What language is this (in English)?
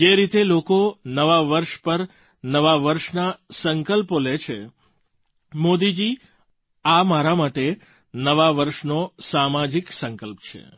Gujarati